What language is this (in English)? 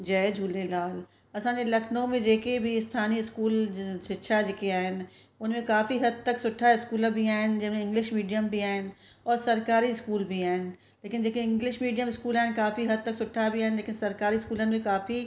Sindhi